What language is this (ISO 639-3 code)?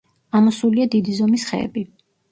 kat